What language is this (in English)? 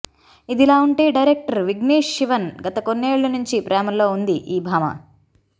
Telugu